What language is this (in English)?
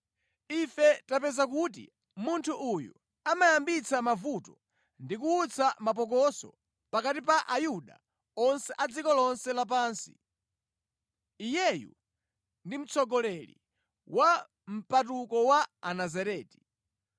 Nyanja